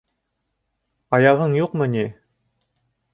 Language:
Bashkir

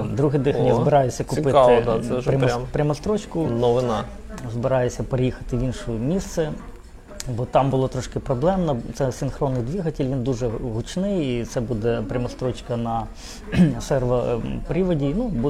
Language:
Ukrainian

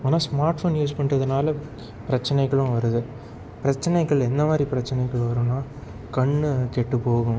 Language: Tamil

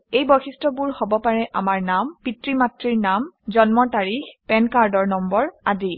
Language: Assamese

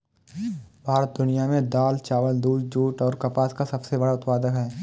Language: Hindi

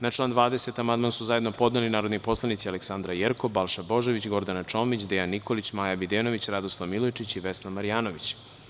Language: Serbian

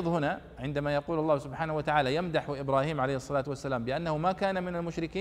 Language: Arabic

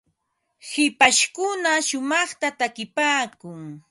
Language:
Ambo-Pasco Quechua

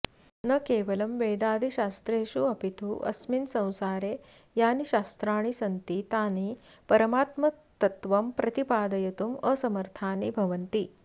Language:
Sanskrit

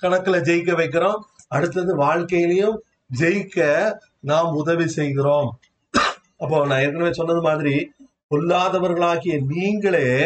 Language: Tamil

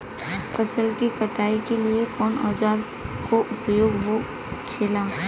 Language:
Bhojpuri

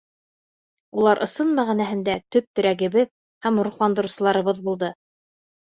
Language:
Bashkir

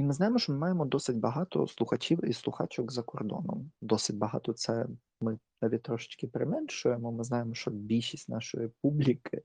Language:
Ukrainian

